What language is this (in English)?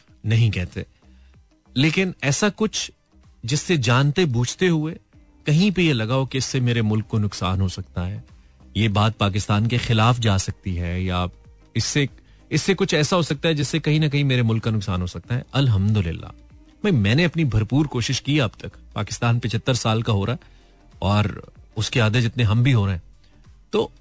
Hindi